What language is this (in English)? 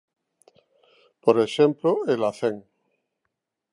Galician